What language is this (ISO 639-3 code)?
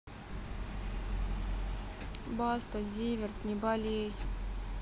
rus